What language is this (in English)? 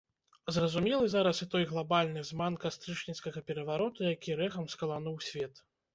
Belarusian